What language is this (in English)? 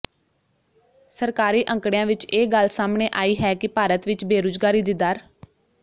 Punjabi